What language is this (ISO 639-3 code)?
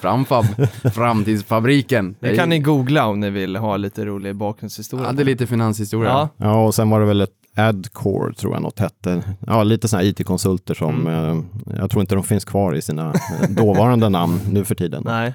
swe